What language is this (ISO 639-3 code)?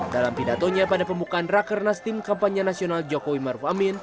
ind